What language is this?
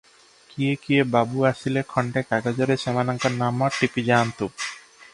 Odia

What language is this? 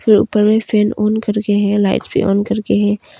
Hindi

